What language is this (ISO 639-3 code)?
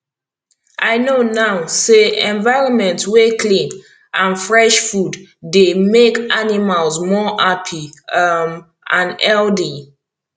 pcm